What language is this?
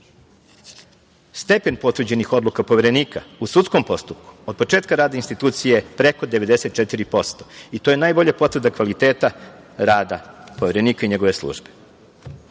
Serbian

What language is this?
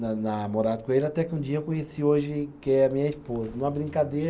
Portuguese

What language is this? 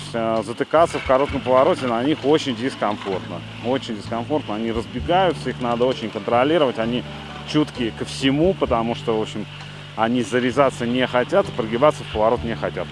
Russian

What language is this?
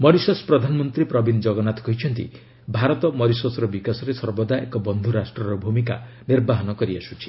Odia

